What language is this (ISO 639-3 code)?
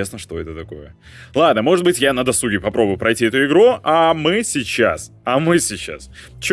rus